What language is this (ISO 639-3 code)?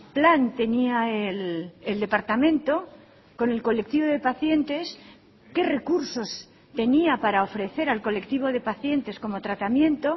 spa